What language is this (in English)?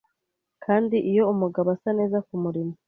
Kinyarwanda